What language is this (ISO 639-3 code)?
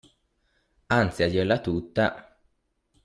ita